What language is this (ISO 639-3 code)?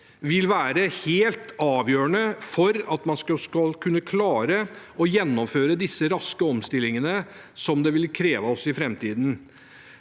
nor